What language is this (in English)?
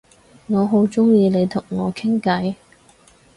Cantonese